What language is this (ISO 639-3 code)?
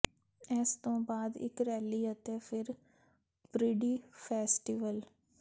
pan